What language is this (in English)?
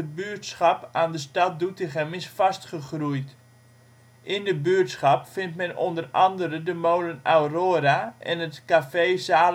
Dutch